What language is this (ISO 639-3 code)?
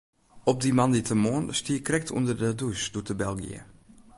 fry